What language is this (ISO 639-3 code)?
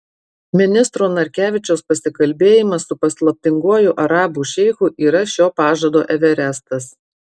lit